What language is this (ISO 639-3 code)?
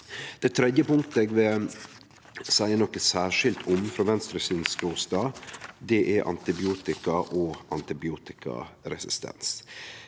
nor